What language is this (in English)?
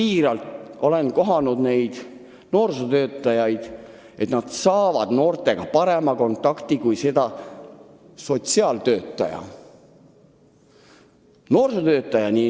Estonian